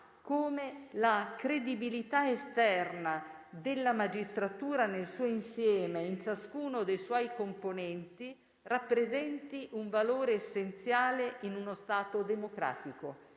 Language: Italian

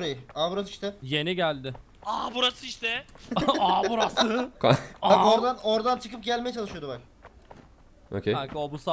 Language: Turkish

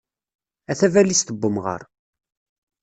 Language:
Kabyle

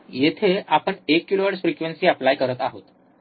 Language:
Marathi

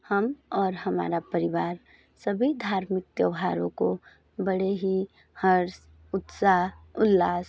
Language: Hindi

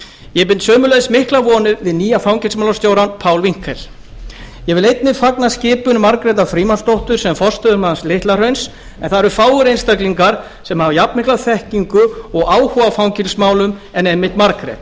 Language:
Icelandic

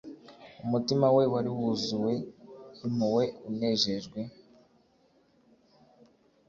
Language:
Kinyarwanda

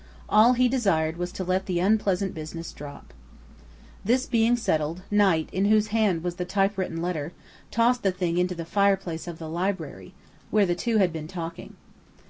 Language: English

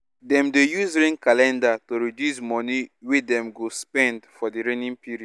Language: Nigerian Pidgin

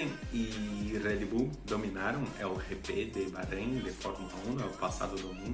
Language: Portuguese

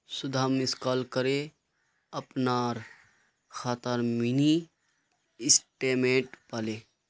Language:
Magahi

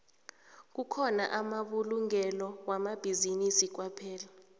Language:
South Ndebele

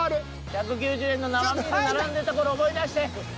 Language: Japanese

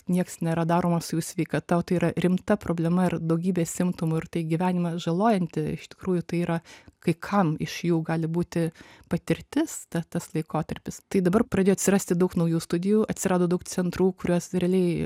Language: Lithuanian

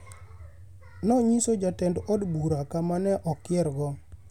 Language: Luo (Kenya and Tanzania)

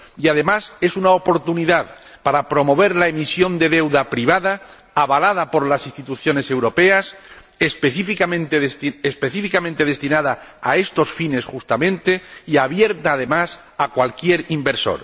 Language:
Spanish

